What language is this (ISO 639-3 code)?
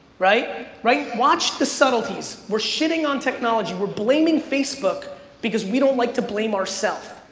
eng